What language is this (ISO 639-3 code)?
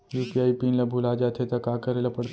hne